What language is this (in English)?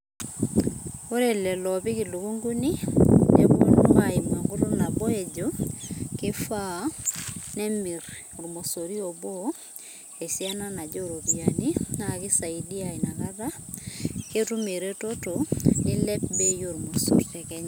Masai